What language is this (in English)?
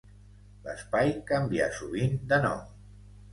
Catalan